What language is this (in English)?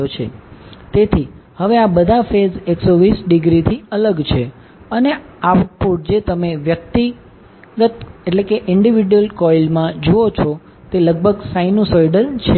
Gujarati